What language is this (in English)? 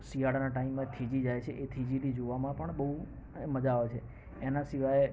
Gujarati